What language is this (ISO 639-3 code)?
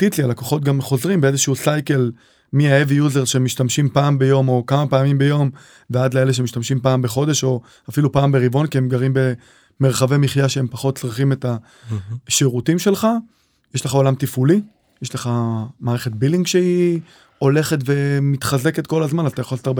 heb